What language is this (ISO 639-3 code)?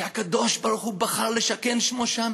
heb